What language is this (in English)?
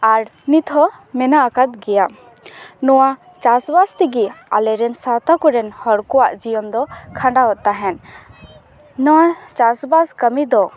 Santali